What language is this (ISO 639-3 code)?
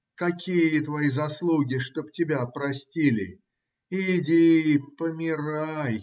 rus